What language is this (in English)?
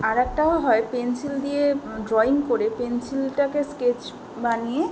Bangla